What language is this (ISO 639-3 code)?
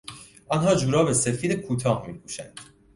fas